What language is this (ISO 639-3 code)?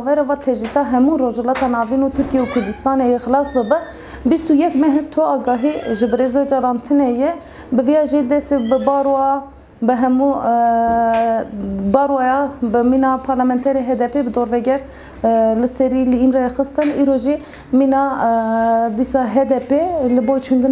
ara